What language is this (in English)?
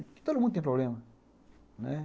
Portuguese